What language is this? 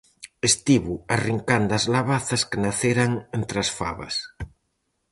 Galician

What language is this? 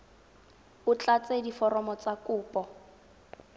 Tswana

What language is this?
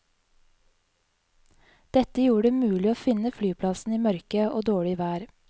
Norwegian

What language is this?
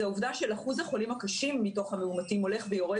Hebrew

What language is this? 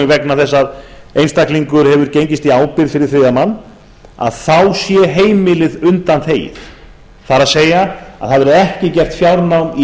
Icelandic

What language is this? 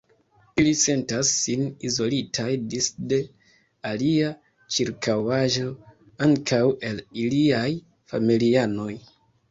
Esperanto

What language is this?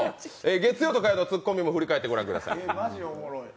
Japanese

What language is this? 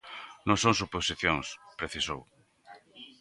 Galician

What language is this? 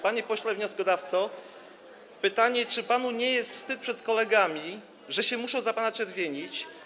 Polish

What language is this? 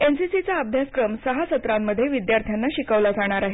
Marathi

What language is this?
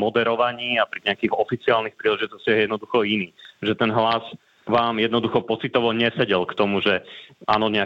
Slovak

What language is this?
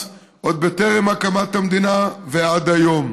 Hebrew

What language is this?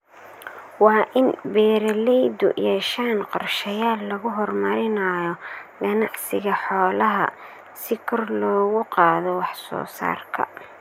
Somali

